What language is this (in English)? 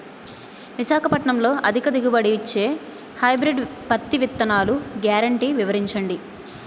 Telugu